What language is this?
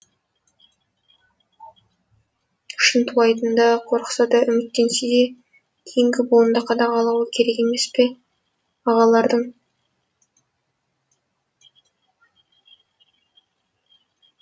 Kazakh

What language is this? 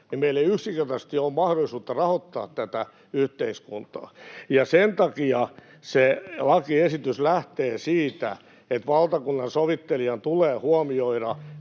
Finnish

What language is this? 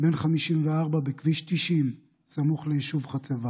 Hebrew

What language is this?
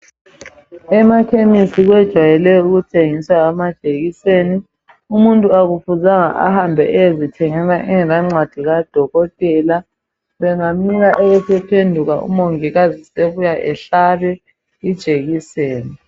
North Ndebele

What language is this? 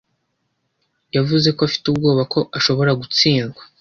Kinyarwanda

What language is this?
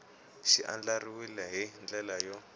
Tsonga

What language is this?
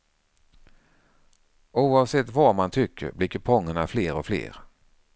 Swedish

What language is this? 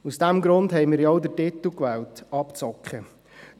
Swiss German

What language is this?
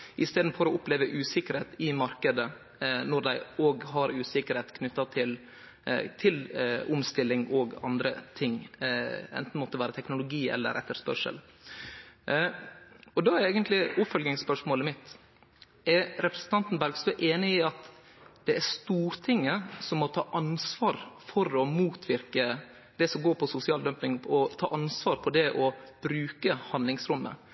Norwegian Nynorsk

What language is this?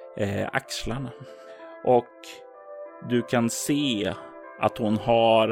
Swedish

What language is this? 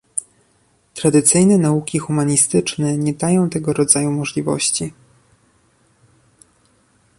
Polish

